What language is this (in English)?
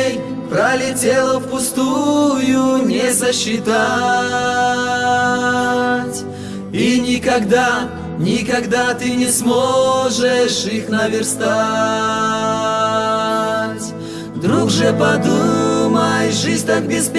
Russian